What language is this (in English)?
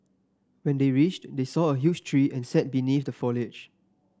English